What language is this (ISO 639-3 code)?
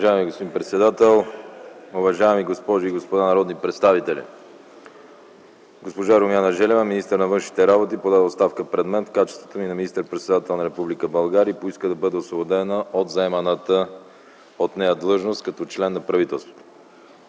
bul